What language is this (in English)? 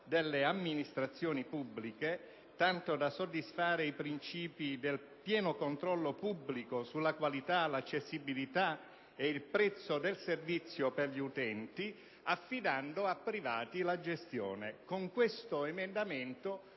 Italian